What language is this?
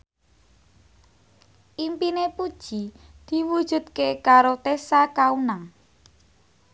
Javanese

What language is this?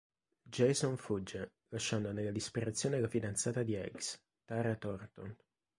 Italian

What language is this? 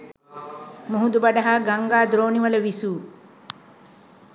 Sinhala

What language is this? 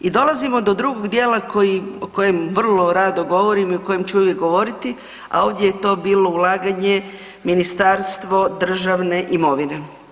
Croatian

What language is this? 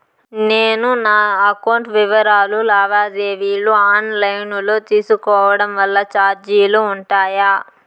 Telugu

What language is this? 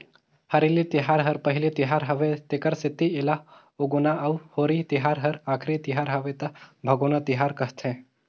Chhattisgarhi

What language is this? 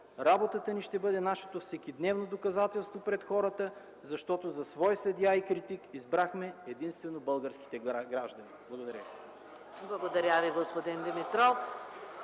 Bulgarian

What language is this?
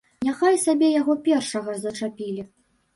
Belarusian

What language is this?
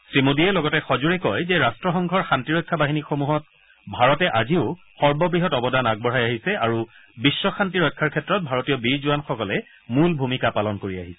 Assamese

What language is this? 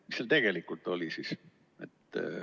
Estonian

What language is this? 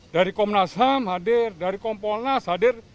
Indonesian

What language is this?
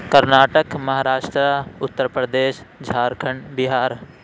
Urdu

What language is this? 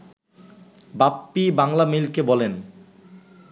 Bangla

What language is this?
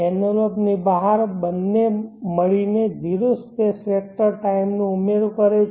Gujarati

